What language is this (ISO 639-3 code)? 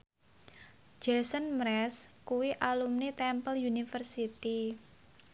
jav